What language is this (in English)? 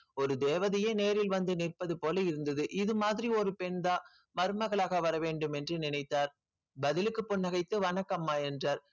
Tamil